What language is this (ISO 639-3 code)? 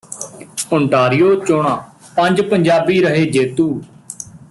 pan